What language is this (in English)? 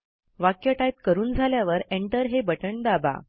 Marathi